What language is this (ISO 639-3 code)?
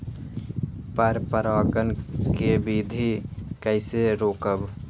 mag